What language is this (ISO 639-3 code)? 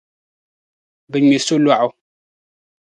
dag